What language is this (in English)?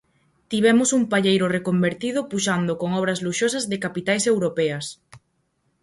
Galician